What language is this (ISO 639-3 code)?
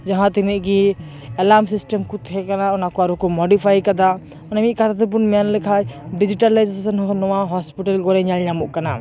sat